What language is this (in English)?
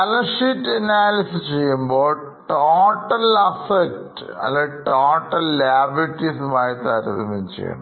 Malayalam